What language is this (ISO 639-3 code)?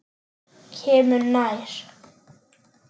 isl